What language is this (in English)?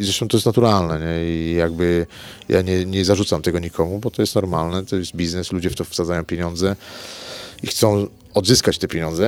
Polish